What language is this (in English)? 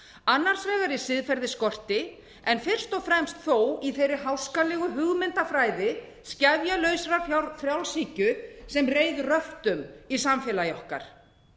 Icelandic